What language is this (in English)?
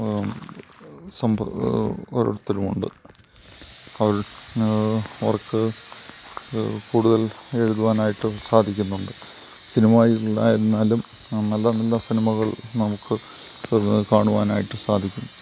Malayalam